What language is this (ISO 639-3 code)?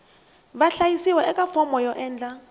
tso